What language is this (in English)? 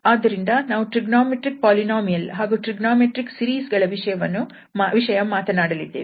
Kannada